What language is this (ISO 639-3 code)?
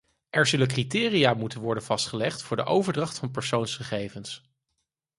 nld